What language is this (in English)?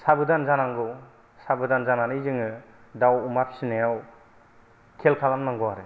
Bodo